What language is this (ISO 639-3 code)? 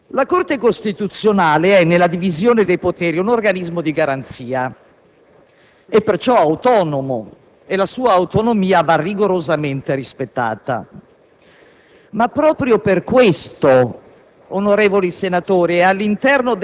ita